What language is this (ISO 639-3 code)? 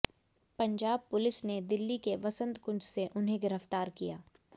hin